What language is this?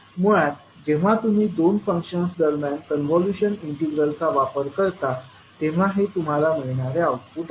Marathi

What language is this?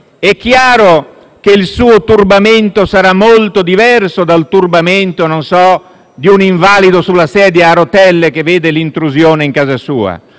Italian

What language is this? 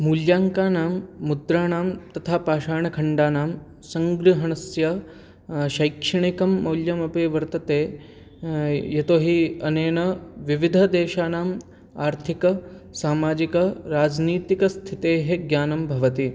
Sanskrit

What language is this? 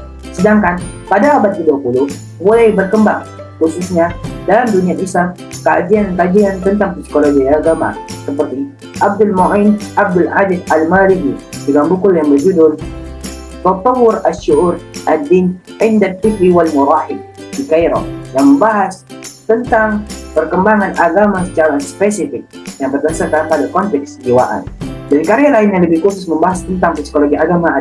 Indonesian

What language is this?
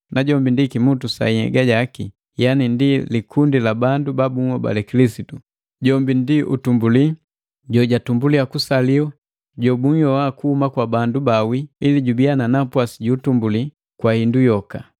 Matengo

